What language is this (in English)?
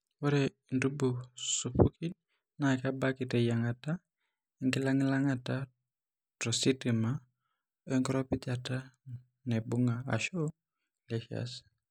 Masai